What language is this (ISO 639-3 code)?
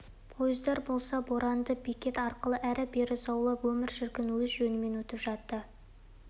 kaz